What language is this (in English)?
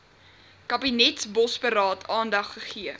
Afrikaans